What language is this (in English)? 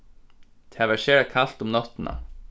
Faroese